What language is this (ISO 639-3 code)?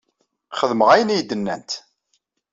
kab